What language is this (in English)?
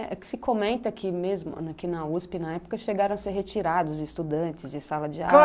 Portuguese